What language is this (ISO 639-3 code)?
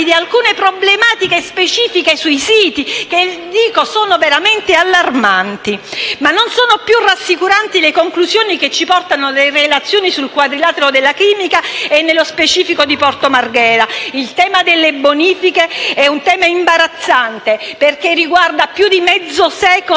ita